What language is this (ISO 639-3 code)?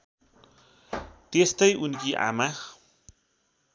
nep